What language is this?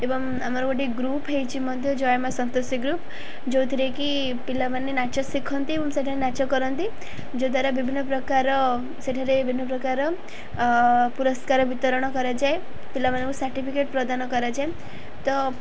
Odia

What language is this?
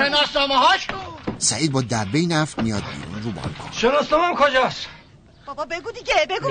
Persian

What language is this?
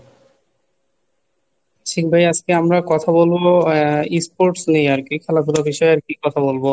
Bangla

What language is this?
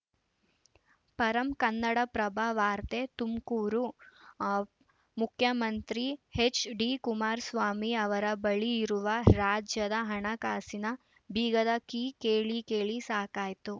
Kannada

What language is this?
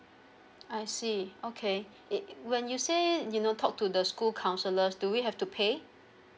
English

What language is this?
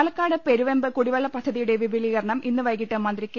Malayalam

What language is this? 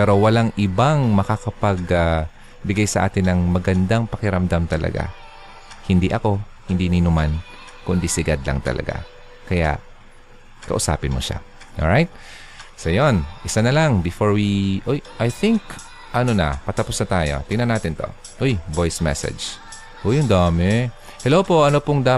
Filipino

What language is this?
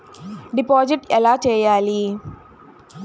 Telugu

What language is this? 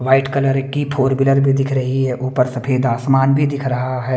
Hindi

